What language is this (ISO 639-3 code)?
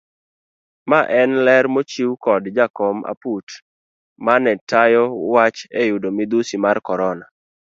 luo